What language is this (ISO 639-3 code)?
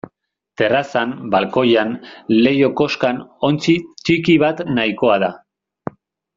eus